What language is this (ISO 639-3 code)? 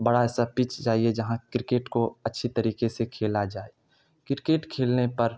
urd